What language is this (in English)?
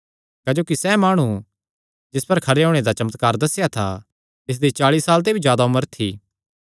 Kangri